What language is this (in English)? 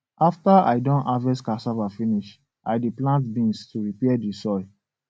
Nigerian Pidgin